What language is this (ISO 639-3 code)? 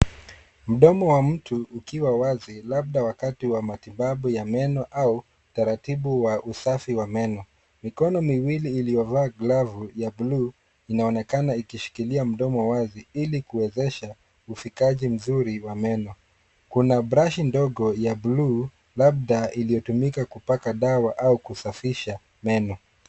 swa